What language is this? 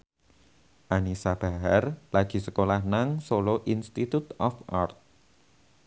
Javanese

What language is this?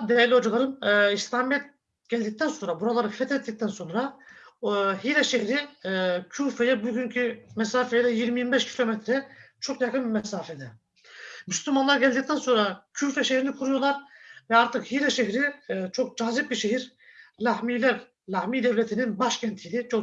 Turkish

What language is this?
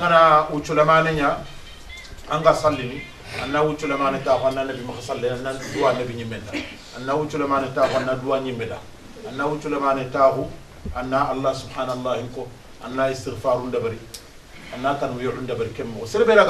Arabic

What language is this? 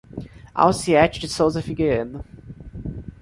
Portuguese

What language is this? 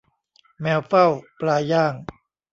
Thai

